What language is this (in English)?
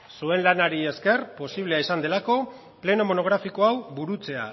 Basque